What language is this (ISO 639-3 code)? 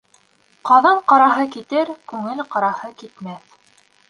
bak